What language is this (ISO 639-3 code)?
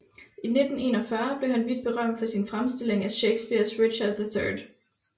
dan